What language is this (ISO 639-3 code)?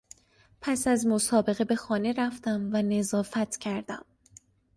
fas